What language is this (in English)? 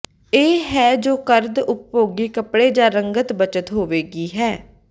Punjabi